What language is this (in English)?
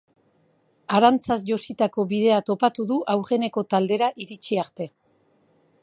Basque